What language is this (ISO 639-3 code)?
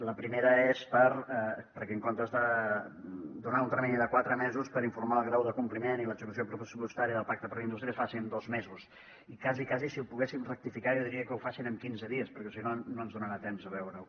cat